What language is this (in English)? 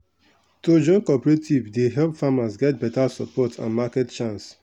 Nigerian Pidgin